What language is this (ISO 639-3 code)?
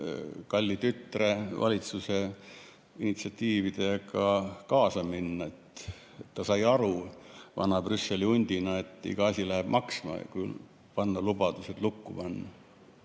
est